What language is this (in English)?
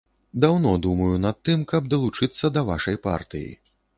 Belarusian